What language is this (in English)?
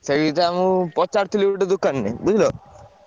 Odia